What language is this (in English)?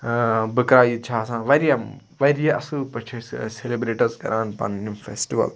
Kashmiri